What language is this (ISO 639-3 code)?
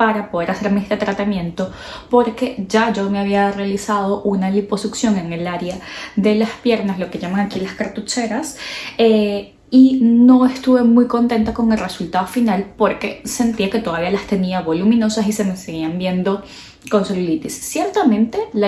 spa